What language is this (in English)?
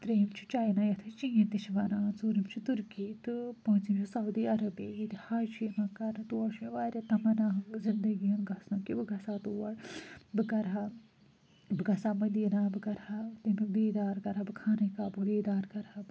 Kashmiri